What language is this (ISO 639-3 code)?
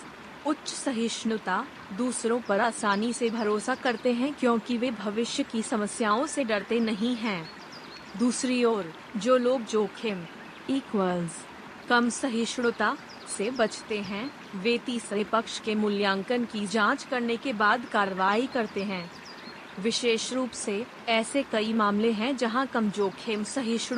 hin